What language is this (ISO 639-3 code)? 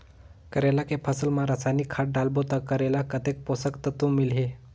hne